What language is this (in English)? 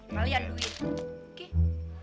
Indonesian